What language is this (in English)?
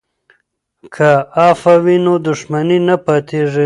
Pashto